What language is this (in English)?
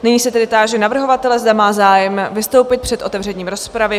Czech